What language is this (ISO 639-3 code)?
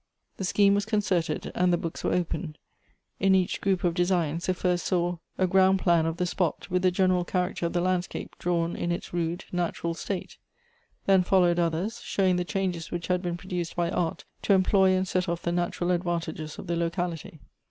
eng